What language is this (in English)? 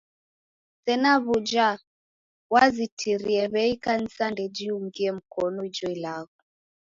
Taita